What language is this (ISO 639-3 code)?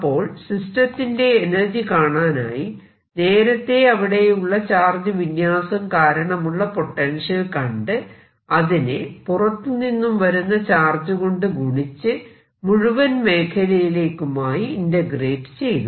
mal